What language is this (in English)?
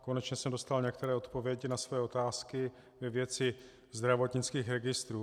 Czech